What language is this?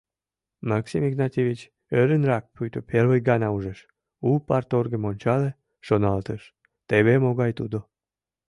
Mari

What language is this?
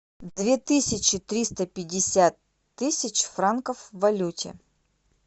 Russian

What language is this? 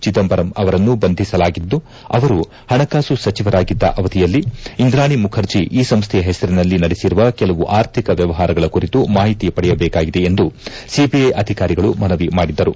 Kannada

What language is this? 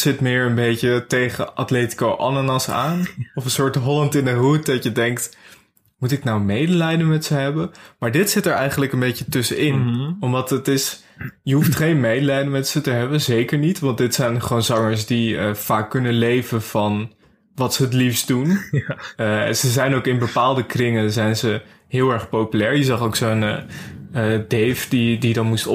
Dutch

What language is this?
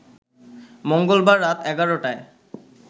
Bangla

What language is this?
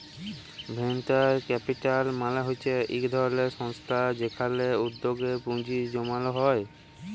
Bangla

